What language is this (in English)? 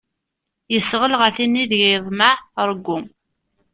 Kabyle